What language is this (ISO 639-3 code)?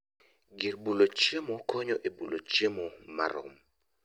luo